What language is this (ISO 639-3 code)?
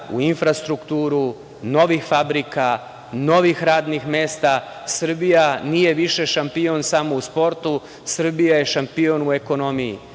srp